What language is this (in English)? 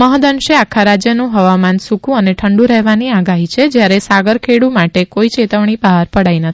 Gujarati